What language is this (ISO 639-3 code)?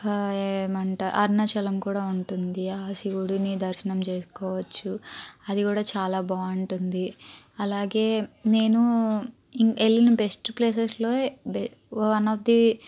tel